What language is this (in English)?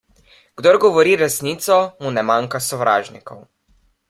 Slovenian